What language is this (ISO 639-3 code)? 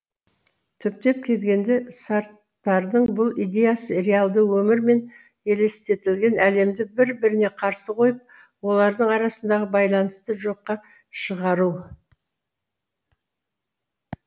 kaz